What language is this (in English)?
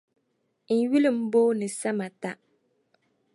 Dagbani